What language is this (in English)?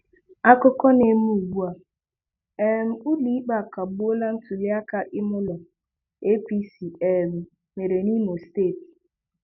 Igbo